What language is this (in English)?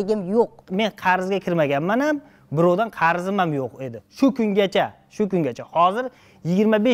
Turkish